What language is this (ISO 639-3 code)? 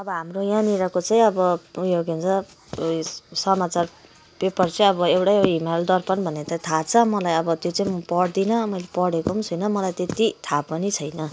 nep